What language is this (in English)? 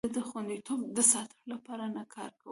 Pashto